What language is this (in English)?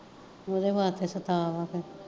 Punjabi